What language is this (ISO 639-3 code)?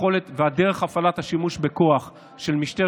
heb